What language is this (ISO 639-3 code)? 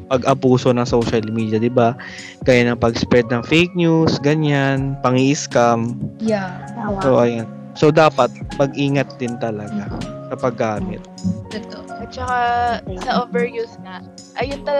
fil